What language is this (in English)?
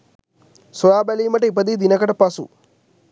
Sinhala